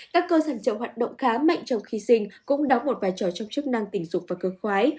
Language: Vietnamese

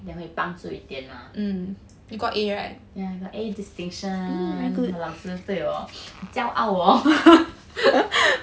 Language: English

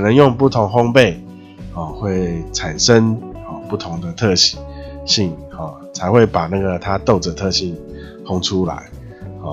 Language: Chinese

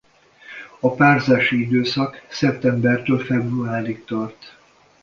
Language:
Hungarian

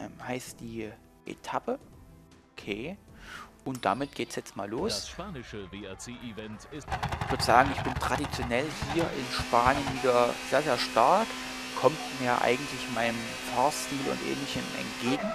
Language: German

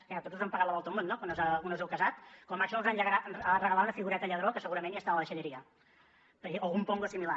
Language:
Catalan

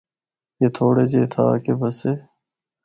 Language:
Northern Hindko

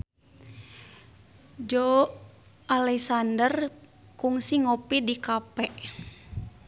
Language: Sundanese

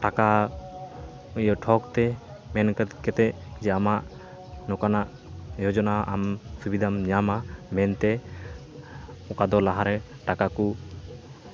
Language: Santali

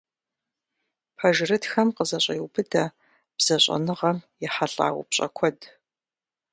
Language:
Kabardian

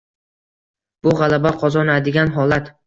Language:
Uzbek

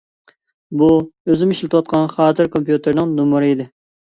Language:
Uyghur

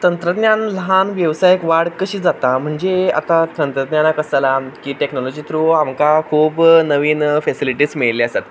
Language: Konkani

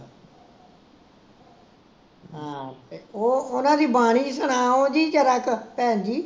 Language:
Punjabi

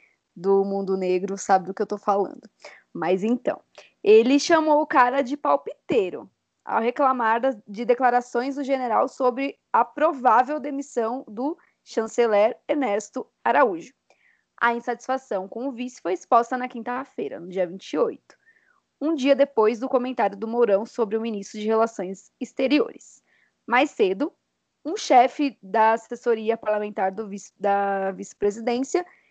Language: Portuguese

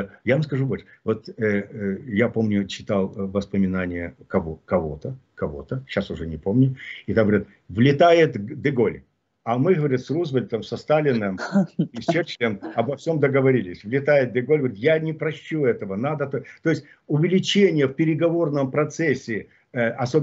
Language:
Russian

